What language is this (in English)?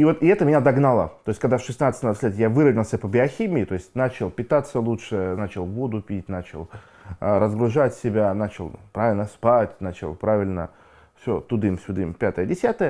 Russian